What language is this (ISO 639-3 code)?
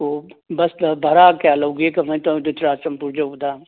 mni